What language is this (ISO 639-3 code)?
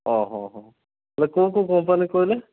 ori